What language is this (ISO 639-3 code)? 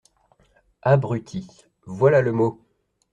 fra